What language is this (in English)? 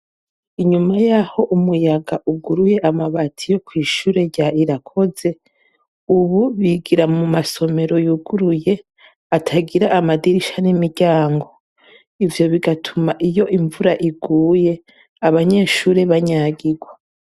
Rundi